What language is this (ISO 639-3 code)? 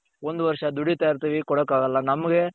kan